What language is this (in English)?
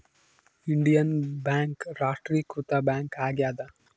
Kannada